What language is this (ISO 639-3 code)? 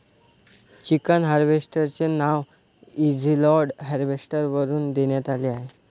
mar